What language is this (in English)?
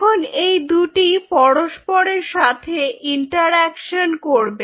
Bangla